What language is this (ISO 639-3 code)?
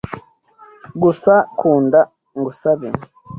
kin